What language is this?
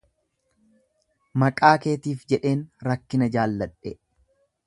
Oromo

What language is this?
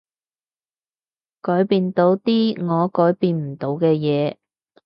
Cantonese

